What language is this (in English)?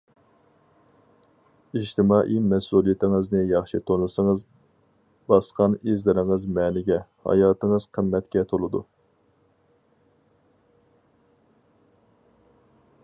Uyghur